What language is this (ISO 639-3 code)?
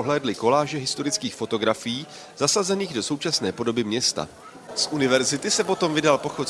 ces